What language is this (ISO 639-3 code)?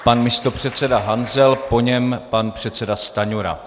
ces